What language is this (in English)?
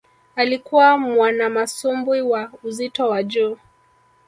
Swahili